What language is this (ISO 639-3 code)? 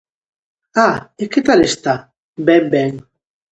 glg